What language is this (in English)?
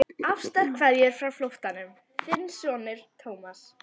Icelandic